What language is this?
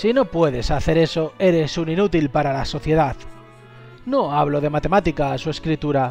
Spanish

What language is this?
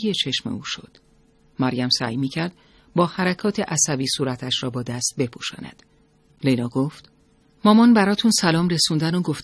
Persian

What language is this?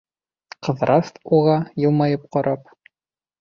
Bashkir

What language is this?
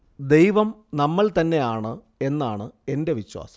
Malayalam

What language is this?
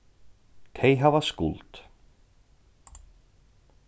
Faroese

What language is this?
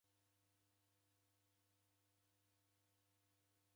Taita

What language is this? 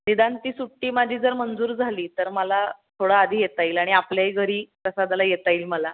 Marathi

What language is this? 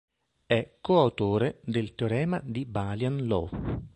Italian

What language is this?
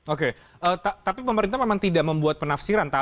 Indonesian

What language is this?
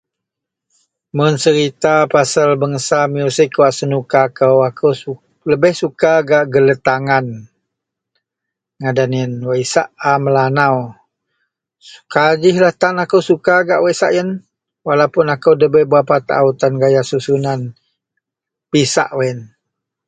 Central Melanau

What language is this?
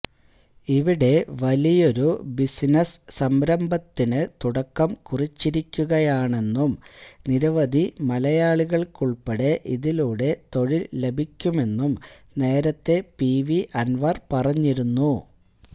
Malayalam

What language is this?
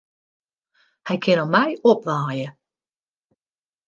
Western Frisian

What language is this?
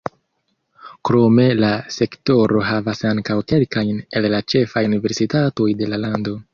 Esperanto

